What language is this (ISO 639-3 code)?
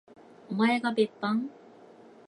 jpn